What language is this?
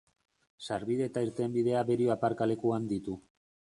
Basque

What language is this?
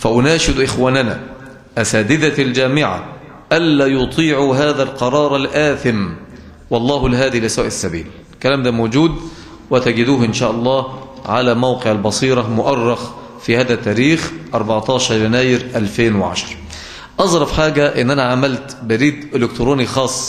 Arabic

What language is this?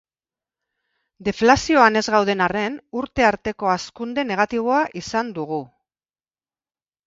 Basque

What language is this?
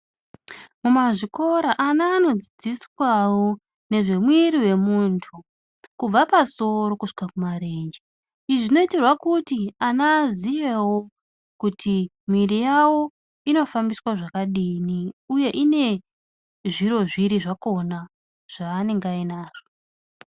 Ndau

